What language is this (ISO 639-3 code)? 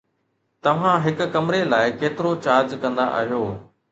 snd